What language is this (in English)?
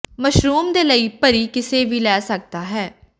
Punjabi